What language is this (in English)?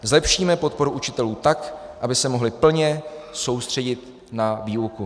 Czech